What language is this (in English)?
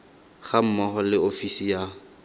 Tswana